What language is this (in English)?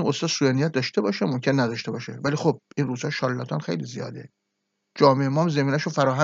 Persian